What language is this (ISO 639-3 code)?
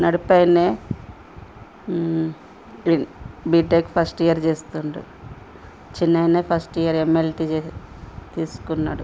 tel